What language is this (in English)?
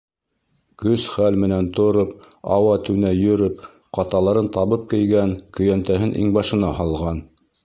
Bashkir